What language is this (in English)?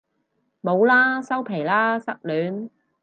Cantonese